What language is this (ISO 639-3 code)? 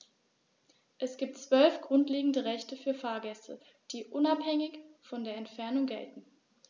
deu